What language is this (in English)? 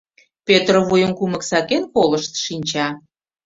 Mari